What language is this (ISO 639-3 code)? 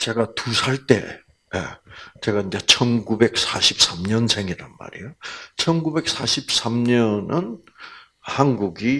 kor